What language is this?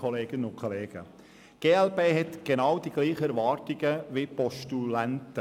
Swiss German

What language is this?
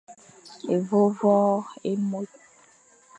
Fang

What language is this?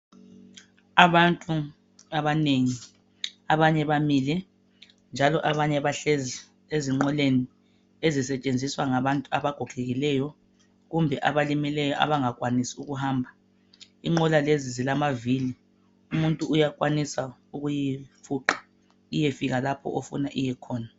North Ndebele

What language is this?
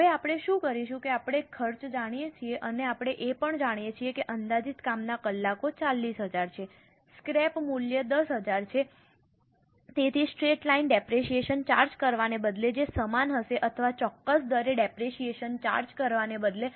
Gujarati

